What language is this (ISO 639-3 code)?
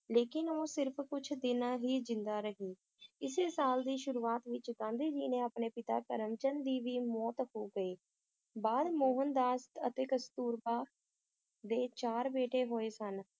pan